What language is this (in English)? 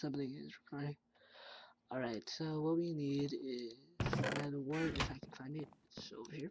English